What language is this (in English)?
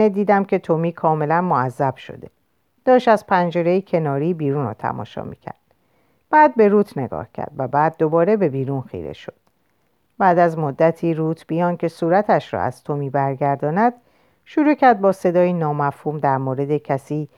Persian